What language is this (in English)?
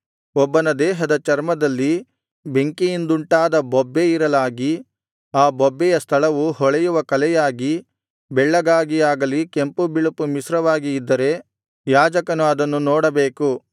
Kannada